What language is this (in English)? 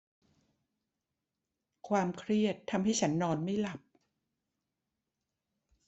Thai